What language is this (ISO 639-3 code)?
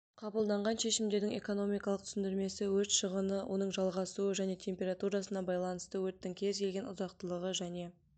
kaz